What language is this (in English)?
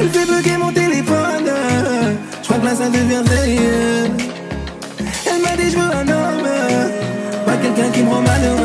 Arabic